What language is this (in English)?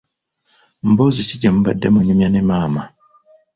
Ganda